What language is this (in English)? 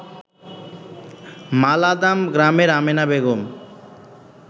Bangla